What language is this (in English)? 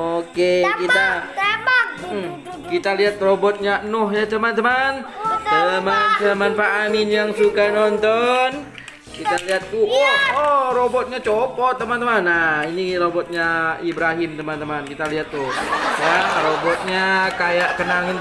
Indonesian